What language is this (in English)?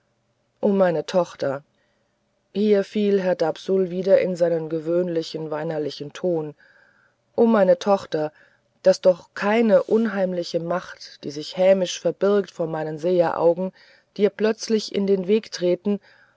German